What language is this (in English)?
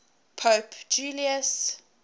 English